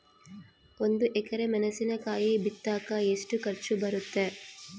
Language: Kannada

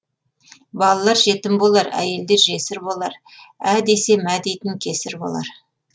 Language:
Kazakh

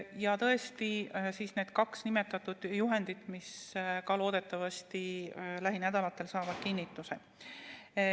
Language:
Estonian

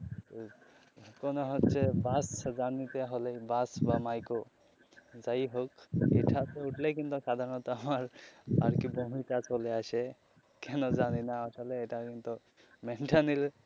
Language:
Bangla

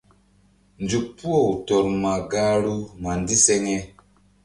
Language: Mbum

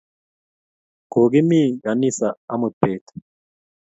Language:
Kalenjin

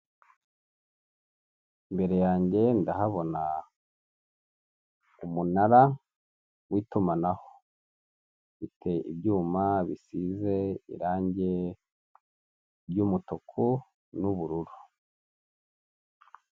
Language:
Kinyarwanda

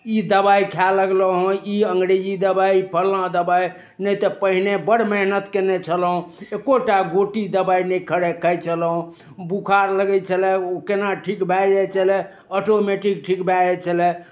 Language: Maithili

